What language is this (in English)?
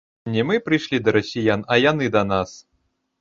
Belarusian